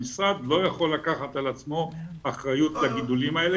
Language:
Hebrew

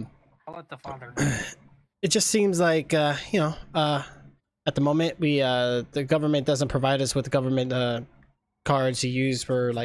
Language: English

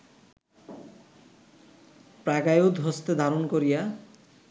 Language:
Bangla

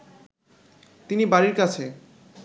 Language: Bangla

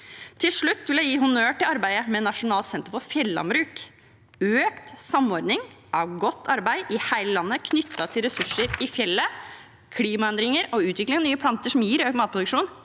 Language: Norwegian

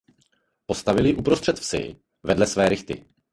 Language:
Czech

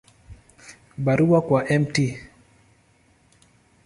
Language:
Swahili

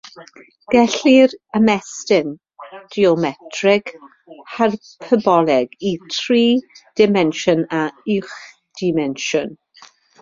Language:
Welsh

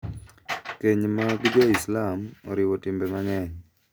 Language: Luo (Kenya and Tanzania)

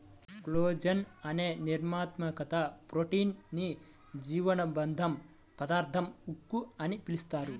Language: Telugu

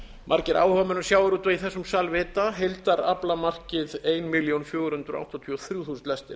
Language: Icelandic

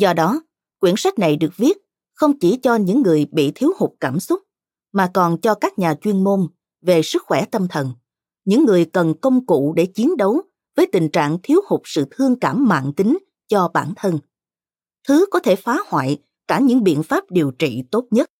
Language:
Vietnamese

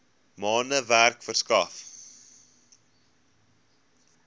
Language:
Afrikaans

